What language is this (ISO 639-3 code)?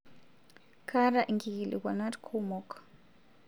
mas